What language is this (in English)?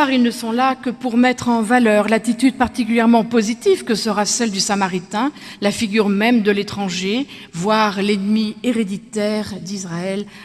French